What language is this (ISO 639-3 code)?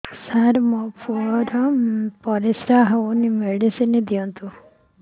ori